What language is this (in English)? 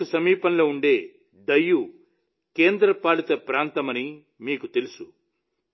Telugu